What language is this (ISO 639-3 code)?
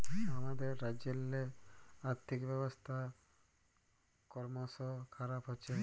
ben